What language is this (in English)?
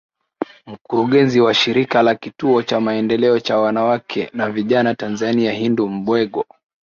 Swahili